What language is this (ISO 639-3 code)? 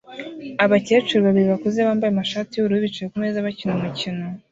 kin